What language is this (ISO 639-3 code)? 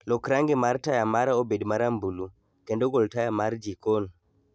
luo